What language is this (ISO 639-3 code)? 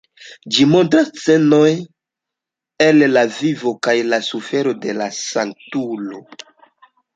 epo